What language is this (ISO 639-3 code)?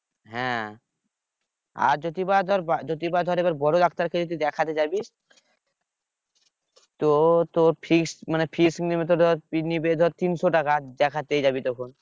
ben